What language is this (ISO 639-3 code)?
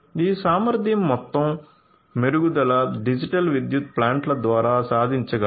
tel